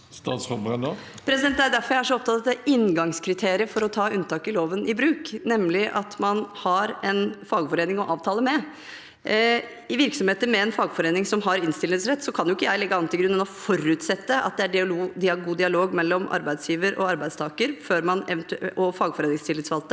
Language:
Norwegian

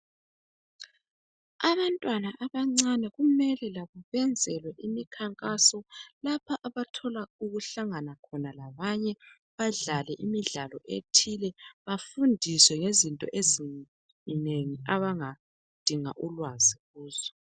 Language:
North Ndebele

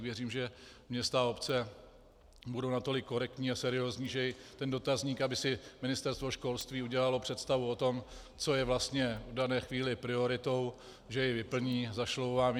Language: Czech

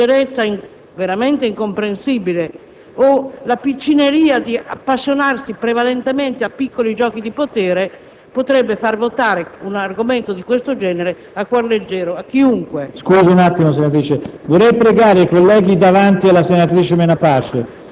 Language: Italian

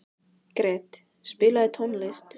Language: Icelandic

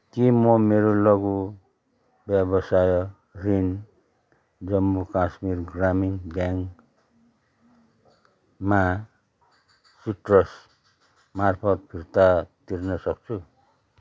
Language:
Nepali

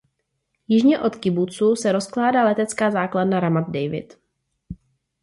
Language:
Czech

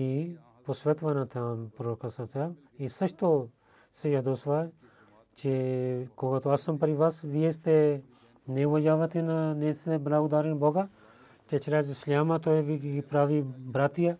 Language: Bulgarian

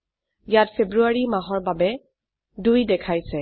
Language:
Assamese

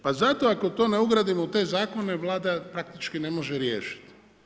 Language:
Croatian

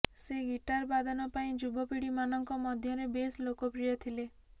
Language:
Odia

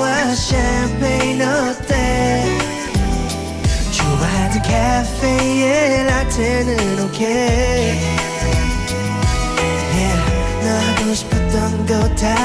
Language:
Korean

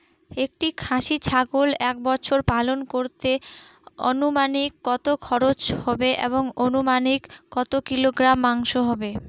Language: Bangla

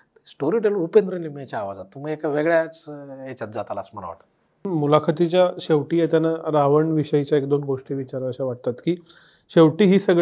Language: Marathi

